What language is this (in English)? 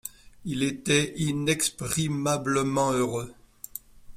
French